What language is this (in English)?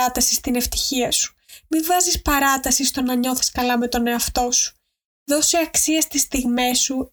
Greek